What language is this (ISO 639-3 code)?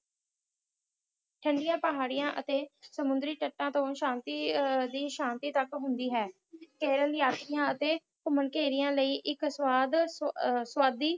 pan